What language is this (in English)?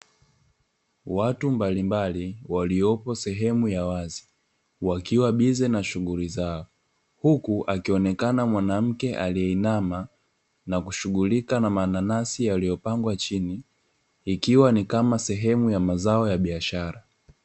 Swahili